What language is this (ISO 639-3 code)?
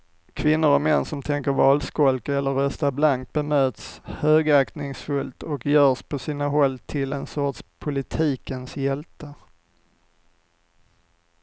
swe